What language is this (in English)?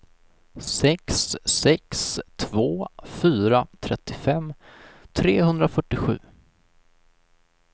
Swedish